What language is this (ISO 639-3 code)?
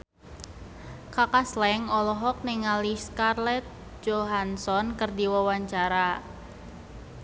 sun